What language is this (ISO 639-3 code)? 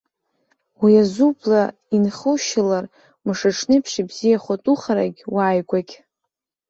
abk